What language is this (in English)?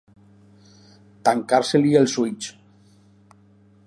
Catalan